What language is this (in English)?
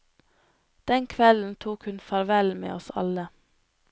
Norwegian